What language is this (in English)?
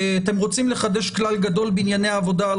Hebrew